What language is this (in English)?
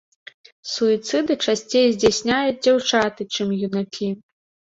Belarusian